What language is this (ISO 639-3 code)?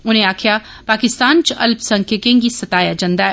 doi